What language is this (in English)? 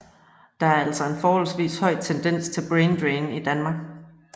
Danish